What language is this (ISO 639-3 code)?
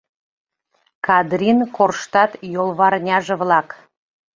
chm